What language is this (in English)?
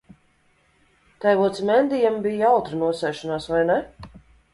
Latvian